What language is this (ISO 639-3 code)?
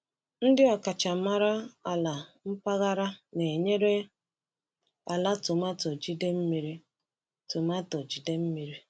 ibo